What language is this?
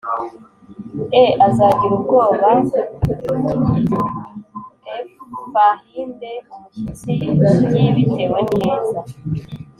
Kinyarwanda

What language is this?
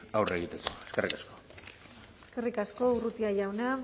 Basque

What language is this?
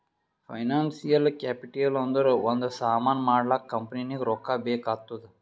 Kannada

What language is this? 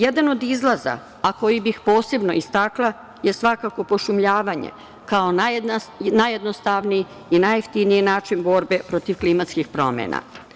Serbian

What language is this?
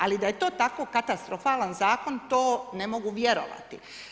Croatian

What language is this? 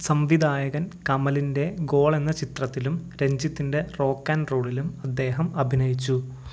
Malayalam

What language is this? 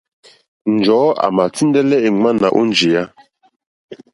Mokpwe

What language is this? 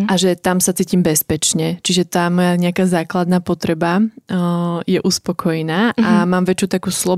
Slovak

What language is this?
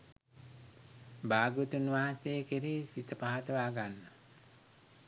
Sinhala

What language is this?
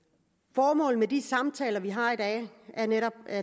Danish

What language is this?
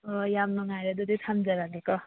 Manipuri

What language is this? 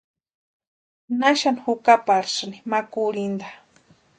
Western Highland Purepecha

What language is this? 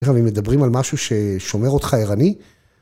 Hebrew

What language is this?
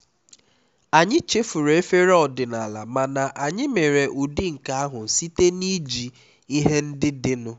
Igbo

